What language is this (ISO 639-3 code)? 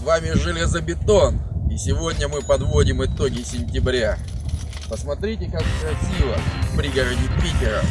rus